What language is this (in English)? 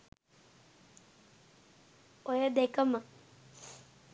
Sinhala